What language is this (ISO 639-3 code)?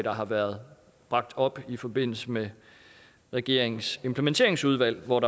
dan